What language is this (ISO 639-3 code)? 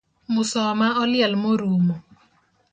luo